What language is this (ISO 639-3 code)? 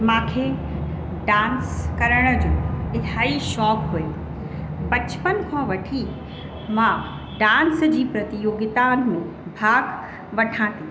snd